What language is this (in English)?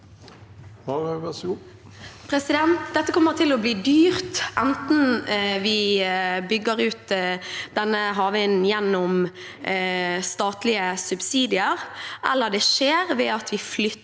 Norwegian